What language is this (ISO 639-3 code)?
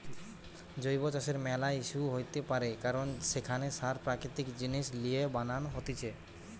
ben